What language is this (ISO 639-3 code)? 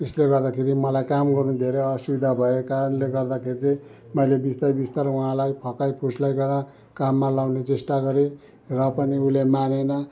nep